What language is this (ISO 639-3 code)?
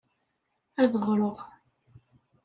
kab